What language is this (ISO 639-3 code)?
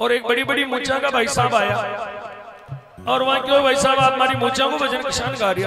hin